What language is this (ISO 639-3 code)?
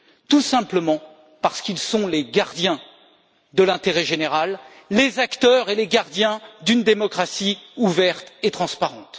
fra